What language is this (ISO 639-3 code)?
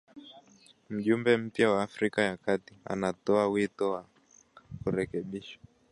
swa